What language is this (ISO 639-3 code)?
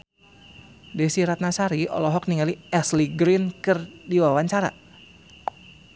sun